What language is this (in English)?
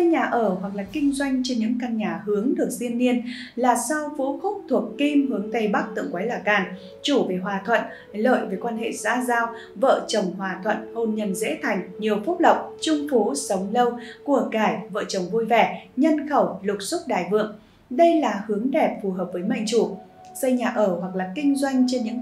Vietnamese